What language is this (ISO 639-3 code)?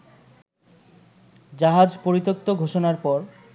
ben